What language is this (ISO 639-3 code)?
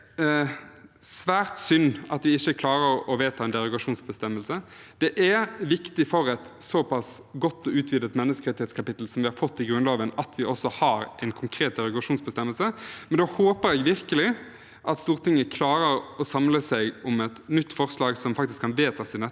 nor